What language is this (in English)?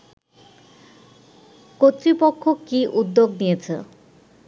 Bangla